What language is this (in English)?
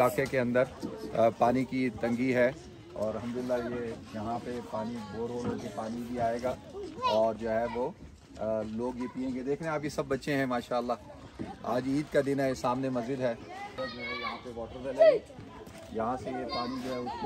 Arabic